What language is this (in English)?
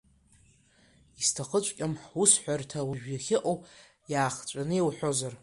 Abkhazian